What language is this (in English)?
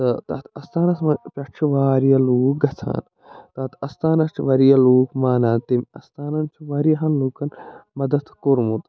Kashmiri